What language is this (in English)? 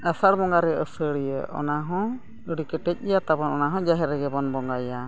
Santali